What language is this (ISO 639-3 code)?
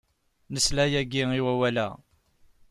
kab